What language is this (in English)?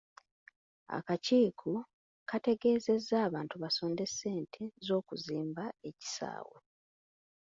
Ganda